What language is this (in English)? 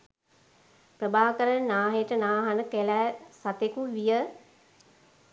Sinhala